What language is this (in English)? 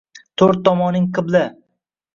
Uzbek